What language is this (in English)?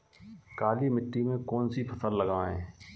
Hindi